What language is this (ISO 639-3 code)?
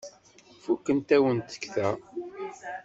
kab